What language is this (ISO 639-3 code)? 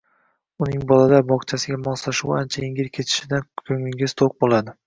uzb